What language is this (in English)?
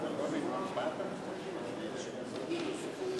Hebrew